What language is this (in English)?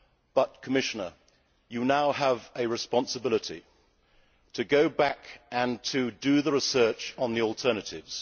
English